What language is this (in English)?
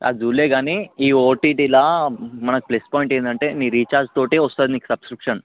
Telugu